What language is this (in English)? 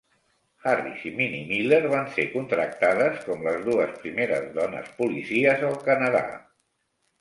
Catalan